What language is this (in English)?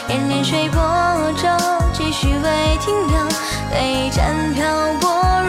Chinese